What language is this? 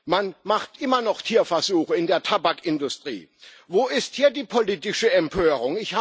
German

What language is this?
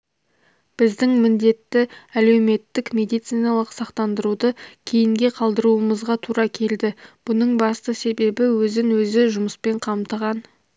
Kazakh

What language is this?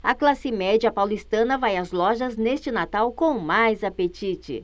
Portuguese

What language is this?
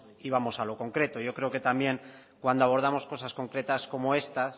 Spanish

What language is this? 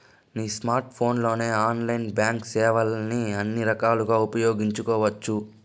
Telugu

